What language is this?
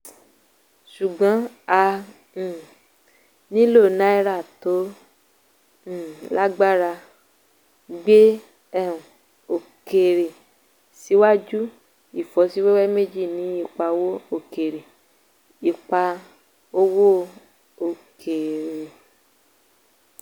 Yoruba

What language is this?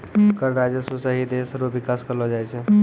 Maithili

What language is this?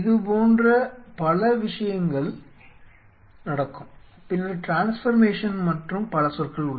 Tamil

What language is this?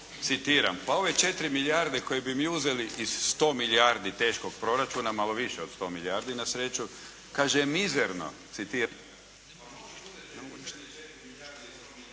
Croatian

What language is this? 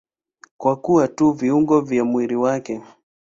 Swahili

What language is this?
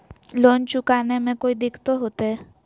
Magahi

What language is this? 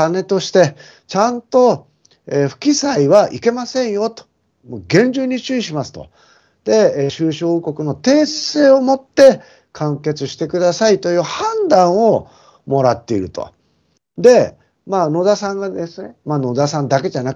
Japanese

